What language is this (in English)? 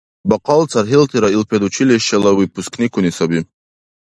Dargwa